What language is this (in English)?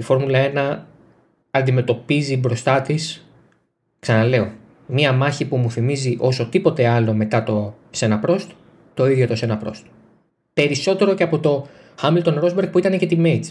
Greek